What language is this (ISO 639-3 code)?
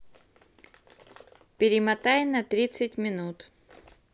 rus